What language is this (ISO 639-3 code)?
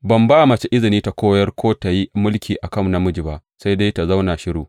hau